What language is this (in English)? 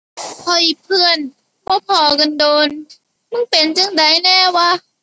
Thai